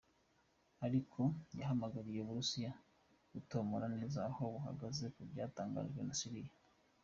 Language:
Kinyarwanda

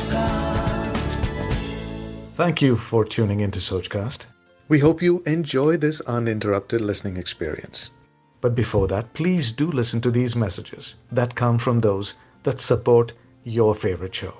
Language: Hindi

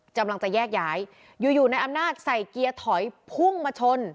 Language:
Thai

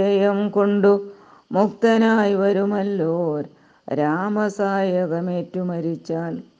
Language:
Malayalam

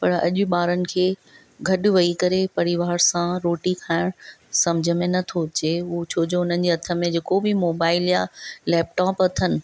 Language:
Sindhi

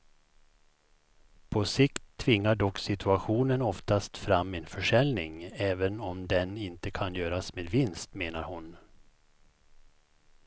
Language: Swedish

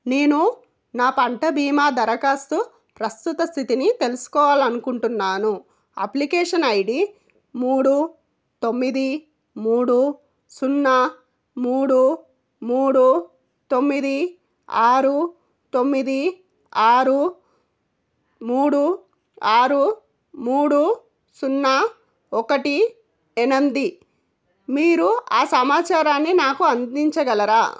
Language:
Telugu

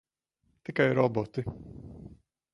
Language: Latvian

